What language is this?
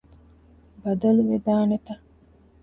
Divehi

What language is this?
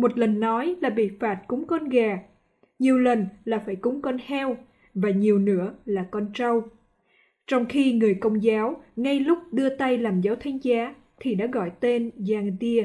Vietnamese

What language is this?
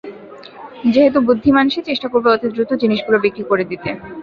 Bangla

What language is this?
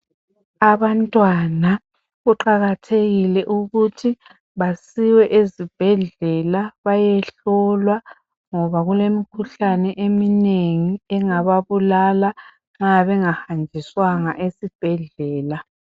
North Ndebele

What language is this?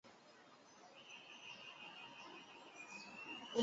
Chinese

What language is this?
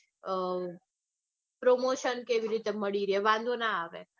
Gujarati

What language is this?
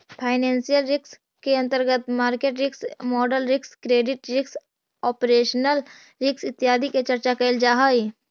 Magahi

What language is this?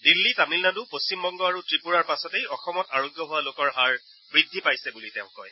Assamese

